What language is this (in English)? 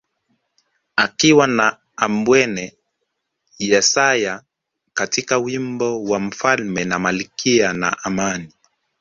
Swahili